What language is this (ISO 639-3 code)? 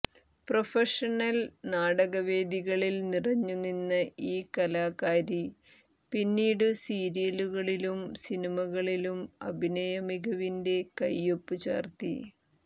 mal